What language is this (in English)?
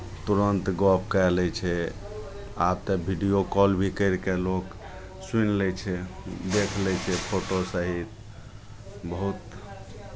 Maithili